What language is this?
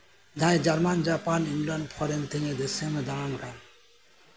Santali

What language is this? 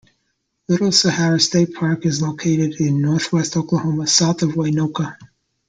English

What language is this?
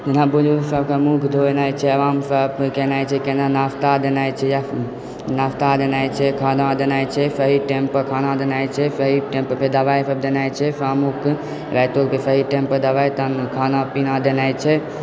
Maithili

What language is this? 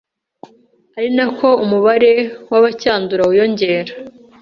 Kinyarwanda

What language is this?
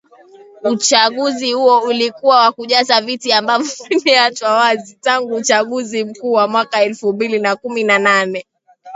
Swahili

